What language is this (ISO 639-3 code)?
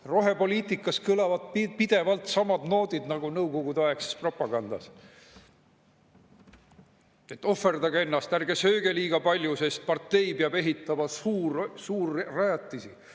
est